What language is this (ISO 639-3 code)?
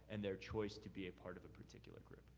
eng